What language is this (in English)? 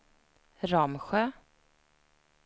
Swedish